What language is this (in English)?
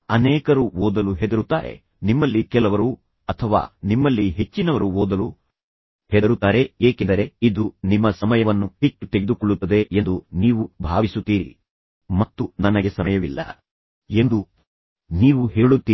Kannada